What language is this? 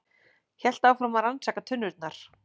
Icelandic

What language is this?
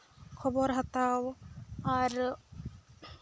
Santali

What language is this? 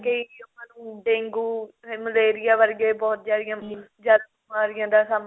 Punjabi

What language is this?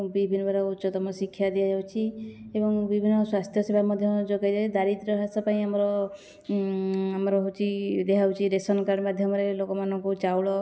Odia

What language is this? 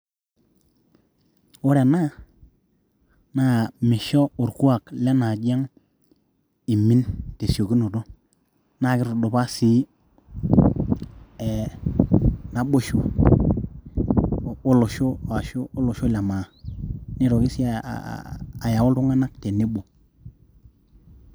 Masai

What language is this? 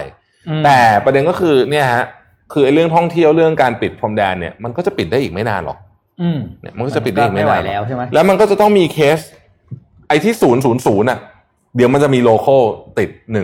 Thai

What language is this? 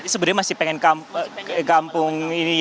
Indonesian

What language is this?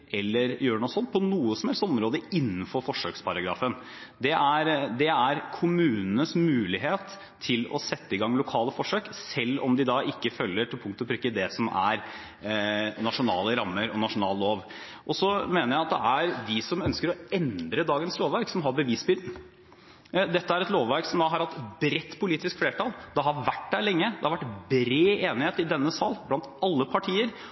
Norwegian Bokmål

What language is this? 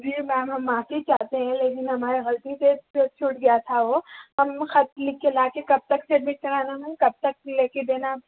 Urdu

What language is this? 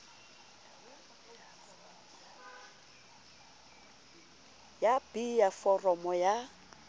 Southern Sotho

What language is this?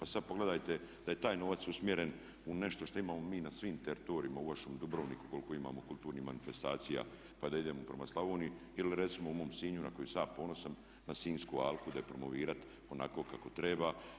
Croatian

